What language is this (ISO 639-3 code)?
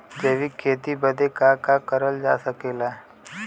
bho